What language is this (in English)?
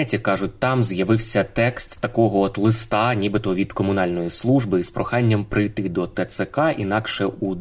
Ukrainian